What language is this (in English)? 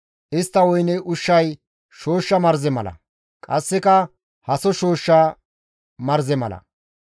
Gamo